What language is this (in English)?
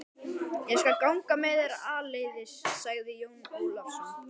Icelandic